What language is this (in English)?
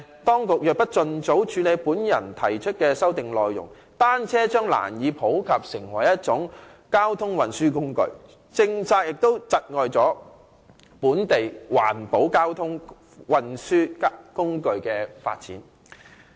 Cantonese